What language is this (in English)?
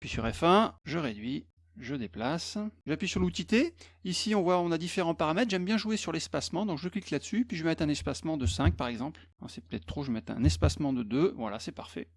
French